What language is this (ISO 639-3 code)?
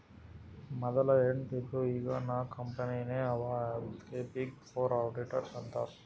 kan